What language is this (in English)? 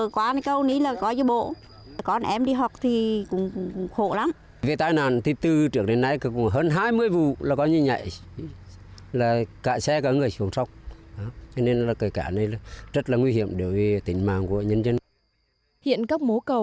Vietnamese